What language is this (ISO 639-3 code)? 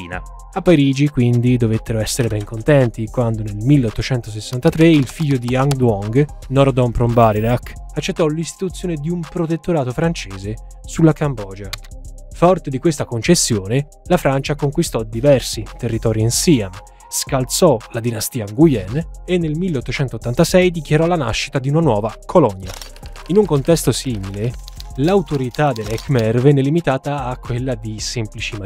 ita